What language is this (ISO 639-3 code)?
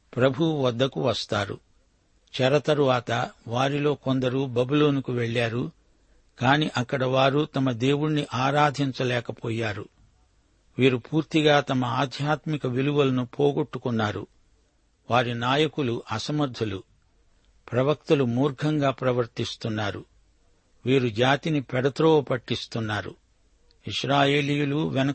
tel